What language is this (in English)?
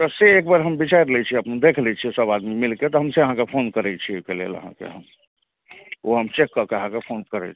Maithili